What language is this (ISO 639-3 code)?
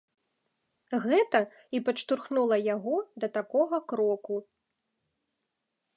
bel